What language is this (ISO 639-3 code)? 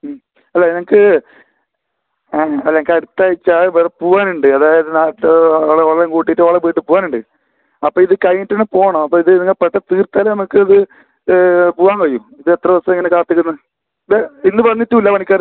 mal